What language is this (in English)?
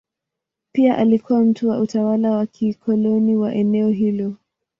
Swahili